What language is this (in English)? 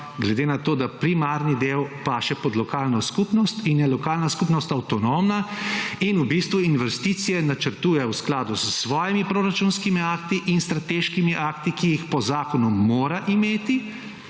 Slovenian